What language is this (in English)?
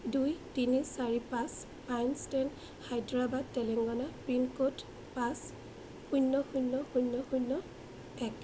Assamese